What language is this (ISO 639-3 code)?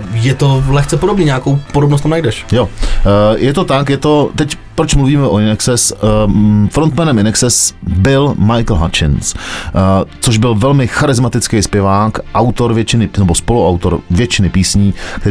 ces